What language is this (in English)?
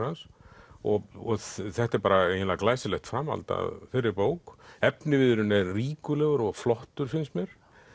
Icelandic